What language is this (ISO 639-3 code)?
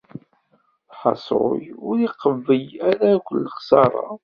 kab